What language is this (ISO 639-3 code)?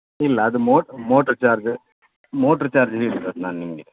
kan